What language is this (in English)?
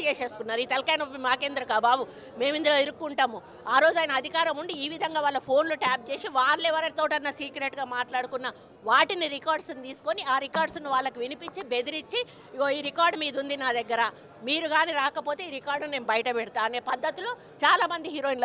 Telugu